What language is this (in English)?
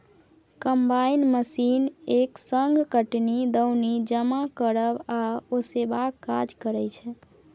Maithili